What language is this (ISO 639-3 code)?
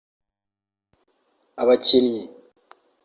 kin